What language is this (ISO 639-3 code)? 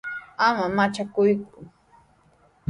qws